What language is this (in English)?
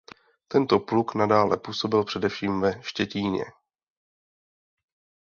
Czech